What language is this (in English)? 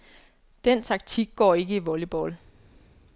Danish